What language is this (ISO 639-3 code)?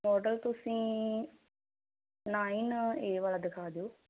pan